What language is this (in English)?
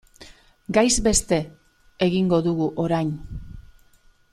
Basque